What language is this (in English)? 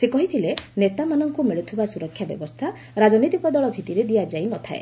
Odia